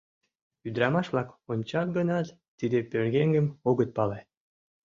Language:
Mari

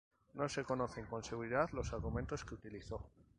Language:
Spanish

